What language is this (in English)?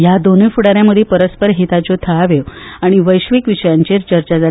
Konkani